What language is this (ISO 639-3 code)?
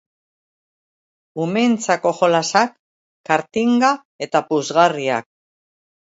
eus